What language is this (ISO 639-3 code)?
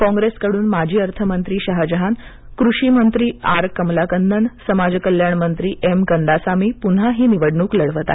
mar